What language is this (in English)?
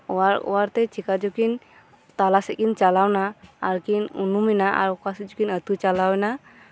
Santali